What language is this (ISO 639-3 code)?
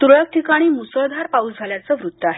mar